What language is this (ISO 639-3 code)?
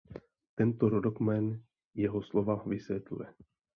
ces